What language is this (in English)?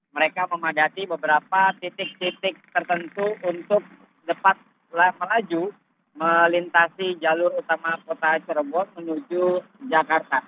Indonesian